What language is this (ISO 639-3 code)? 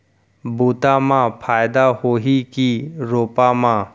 hne